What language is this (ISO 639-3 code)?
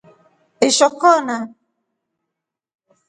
rof